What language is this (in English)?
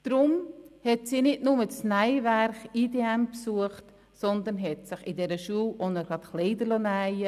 Swiss German